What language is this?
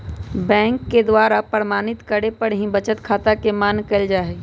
Magahi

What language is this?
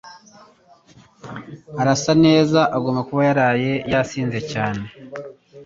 Kinyarwanda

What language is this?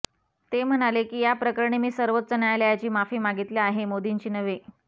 Marathi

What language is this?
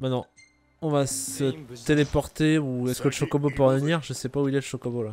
French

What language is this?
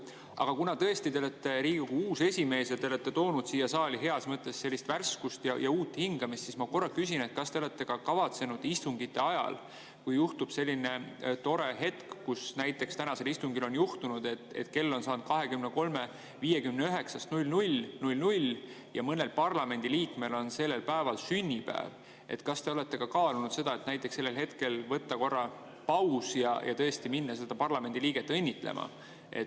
Estonian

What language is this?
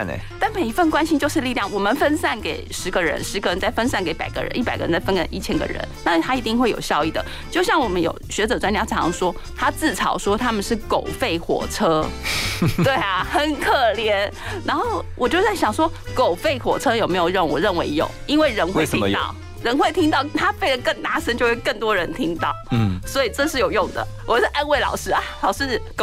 Chinese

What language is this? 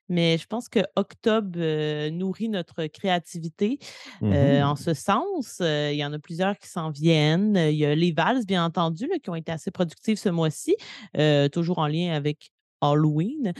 French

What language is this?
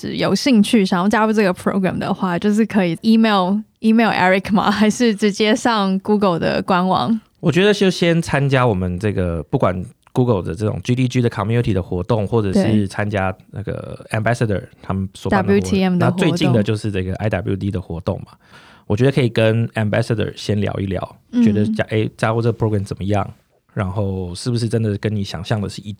Chinese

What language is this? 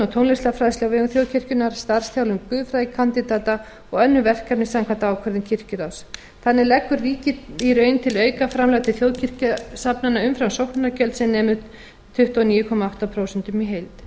Icelandic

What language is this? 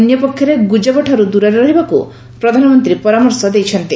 Odia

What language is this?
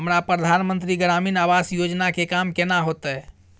Maithili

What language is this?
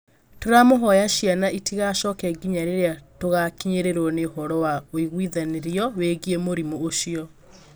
Kikuyu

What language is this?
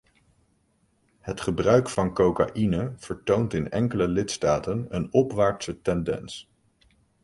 Dutch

